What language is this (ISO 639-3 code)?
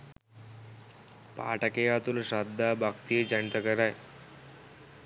sin